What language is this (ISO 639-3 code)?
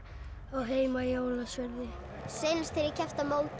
isl